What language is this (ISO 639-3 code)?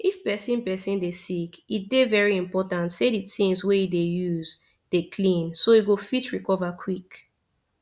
pcm